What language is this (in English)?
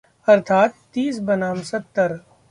Hindi